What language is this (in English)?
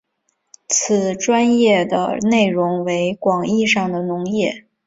Chinese